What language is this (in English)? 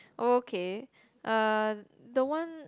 English